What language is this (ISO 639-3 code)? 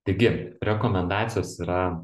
lit